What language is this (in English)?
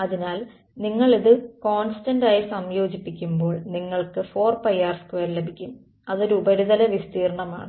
Malayalam